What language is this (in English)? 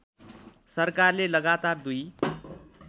Nepali